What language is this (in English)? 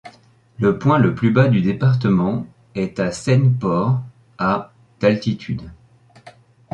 French